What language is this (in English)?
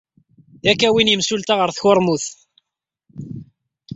Kabyle